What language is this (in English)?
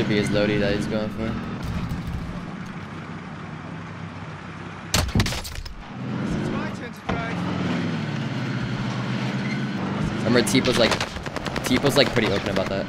English